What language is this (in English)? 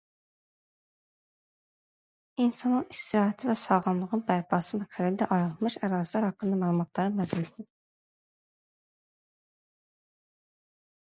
Azerbaijani